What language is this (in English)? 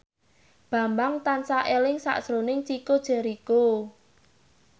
Javanese